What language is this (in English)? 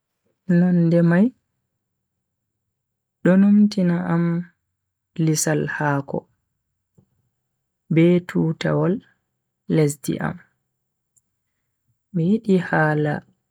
Bagirmi Fulfulde